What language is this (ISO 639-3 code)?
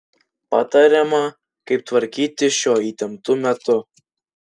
lit